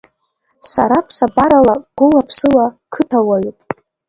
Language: Abkhazian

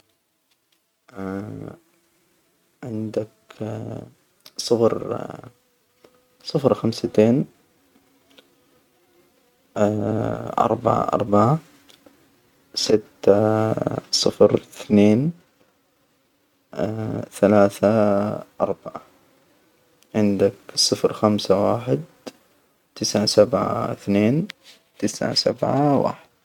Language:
Hijazi Arabic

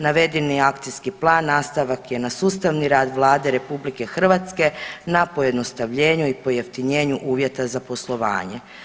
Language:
Croatian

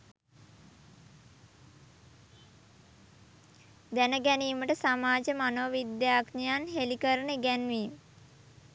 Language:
Sinhala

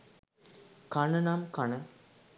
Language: Sinhala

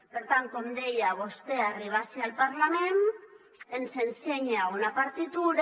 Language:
Catalan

